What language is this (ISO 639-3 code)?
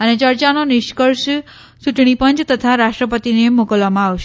guj